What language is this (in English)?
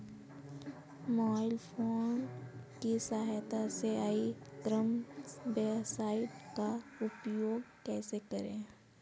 Hindi